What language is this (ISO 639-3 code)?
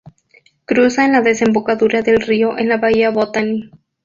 spa